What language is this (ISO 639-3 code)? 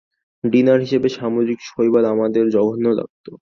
ben